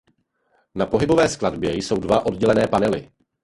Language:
Czech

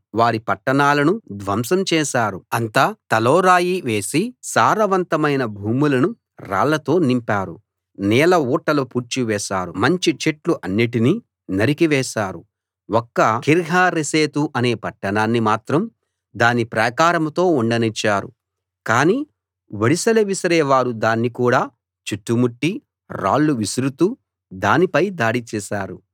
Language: Telugu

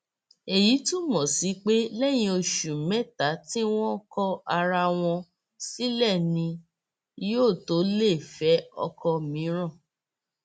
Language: Yoruba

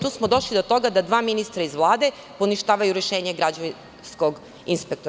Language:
Serbian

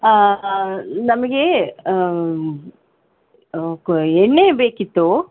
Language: Kannada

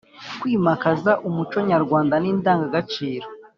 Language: Kinyarwanda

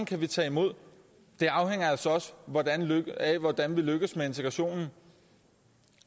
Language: Danish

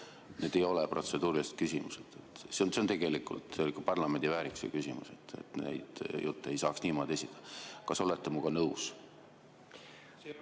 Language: Estonian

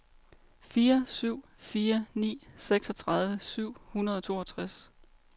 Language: Danish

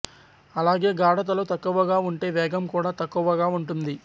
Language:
Telugu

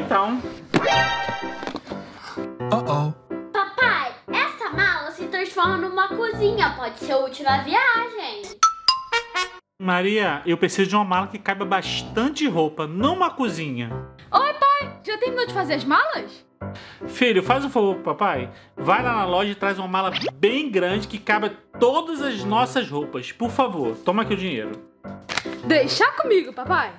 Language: Portuguese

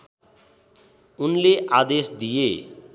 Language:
Nepali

